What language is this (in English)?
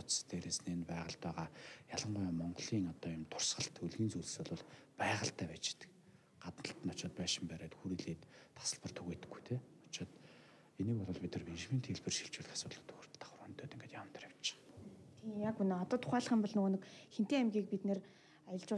Arabic